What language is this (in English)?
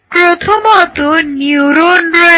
Bangla